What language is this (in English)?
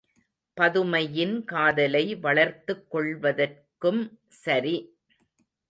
Tamil